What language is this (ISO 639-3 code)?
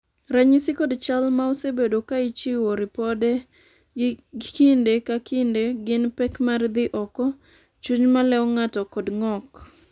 luo